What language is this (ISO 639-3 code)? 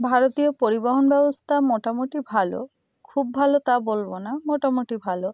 ben